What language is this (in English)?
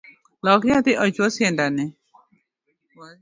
Luo (Kenya and Tanzania)